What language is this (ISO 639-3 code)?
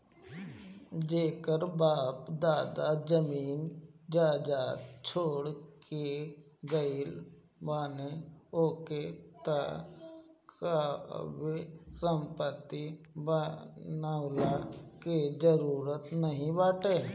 bho